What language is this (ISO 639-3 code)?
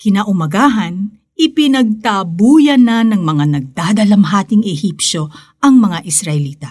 fil